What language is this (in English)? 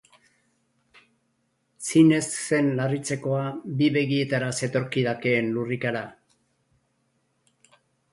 Basque